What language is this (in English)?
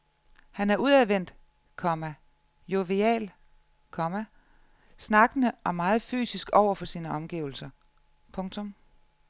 Danish